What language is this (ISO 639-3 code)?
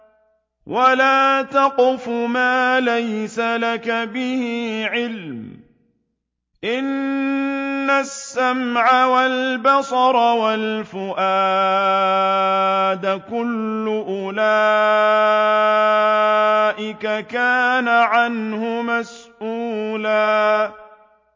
ara